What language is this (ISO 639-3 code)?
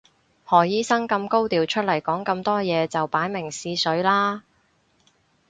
yue